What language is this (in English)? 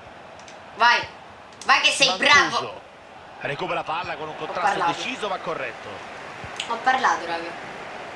Italian